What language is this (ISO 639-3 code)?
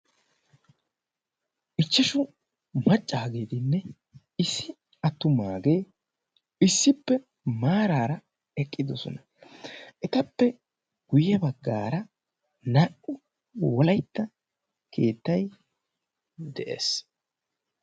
wal